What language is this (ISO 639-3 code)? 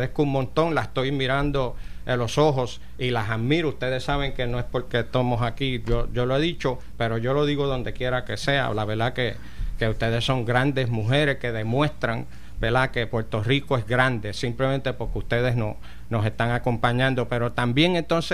spa